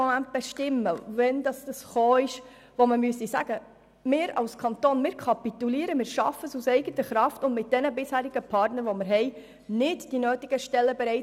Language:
Swiss German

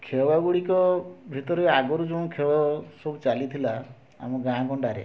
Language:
Odia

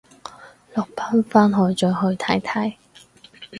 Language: Cantonese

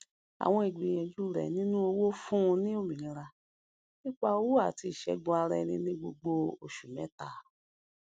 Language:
Yoruba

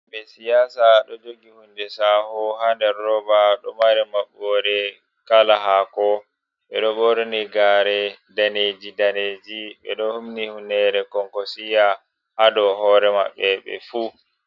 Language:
Fula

